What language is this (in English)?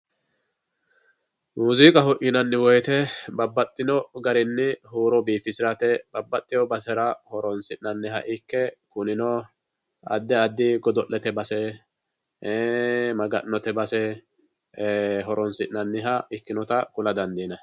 Sidamo